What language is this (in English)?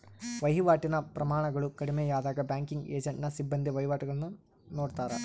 Kannada